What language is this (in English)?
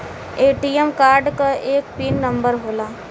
Bhojpuri